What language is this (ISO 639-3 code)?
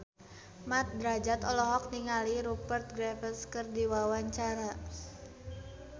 sun